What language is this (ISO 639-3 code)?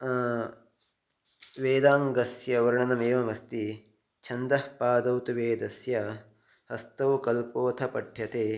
san